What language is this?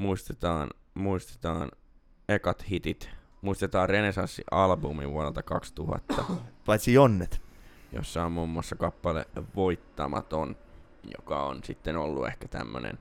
Finnish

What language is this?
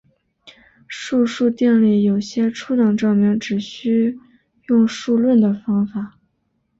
Chinese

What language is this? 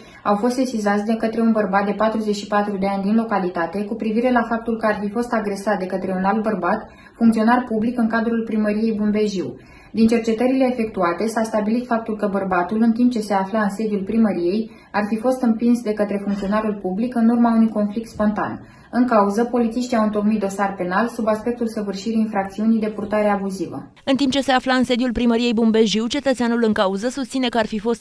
Romanian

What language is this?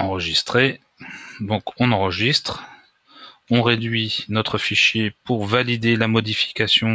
French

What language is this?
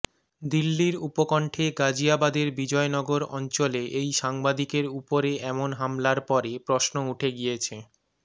Bangla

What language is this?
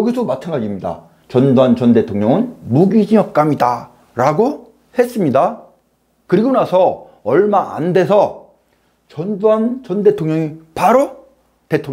Korean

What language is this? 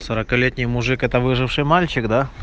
Russian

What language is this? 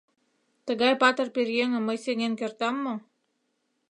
Mari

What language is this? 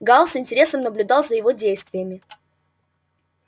Russian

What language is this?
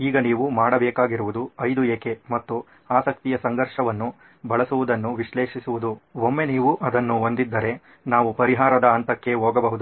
Kannada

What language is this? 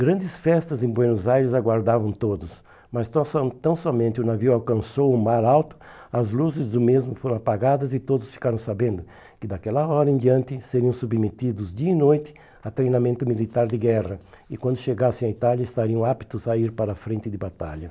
Portuguese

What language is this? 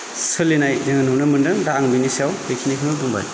Bodo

